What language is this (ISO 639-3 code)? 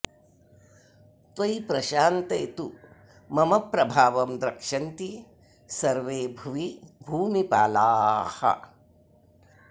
san